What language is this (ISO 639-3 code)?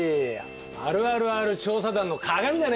jpn